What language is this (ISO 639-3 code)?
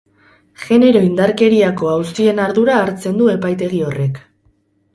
eus